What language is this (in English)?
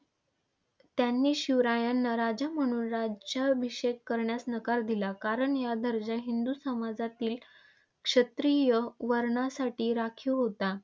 Marathi